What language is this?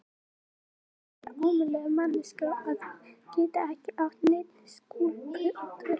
Icelandic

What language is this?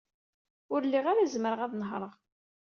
Kabyle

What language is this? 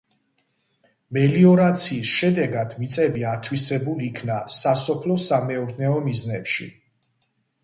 Georgian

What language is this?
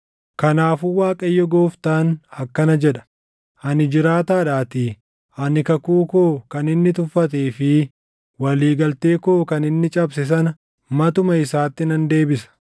Oromo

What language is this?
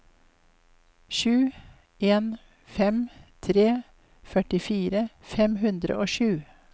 Norwegian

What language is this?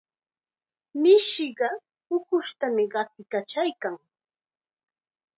Chiquián Ancash Quechua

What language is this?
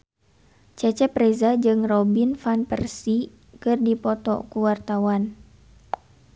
Sundanese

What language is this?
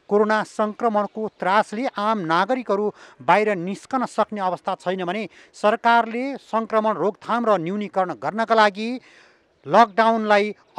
Hindi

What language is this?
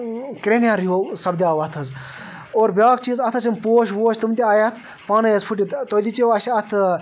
Kashmiri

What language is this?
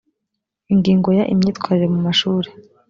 Kinyarwanda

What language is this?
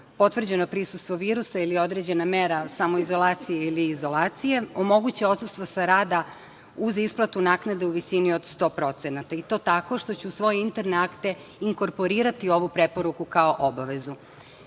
Serbian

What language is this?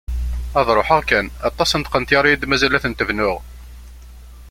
Kabyle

